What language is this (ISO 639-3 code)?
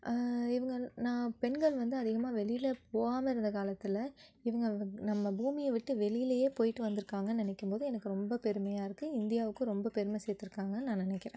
tam